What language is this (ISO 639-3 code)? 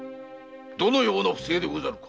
jpn